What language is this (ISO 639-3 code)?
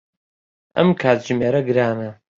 ckb